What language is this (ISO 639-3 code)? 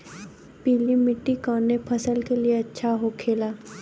bho